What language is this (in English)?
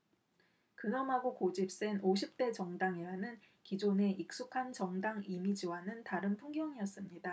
Korean